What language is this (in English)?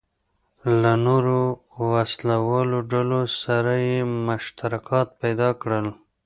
Pashto